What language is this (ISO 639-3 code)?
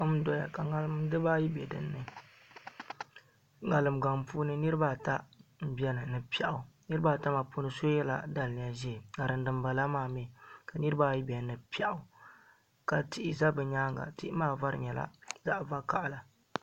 dag